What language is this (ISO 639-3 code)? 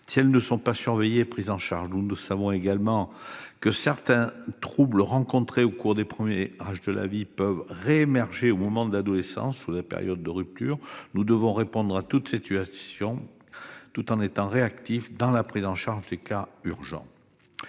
fra